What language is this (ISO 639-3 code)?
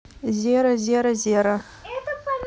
rus